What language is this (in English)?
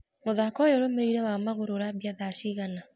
Kikuyu